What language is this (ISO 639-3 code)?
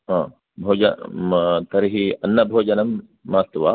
san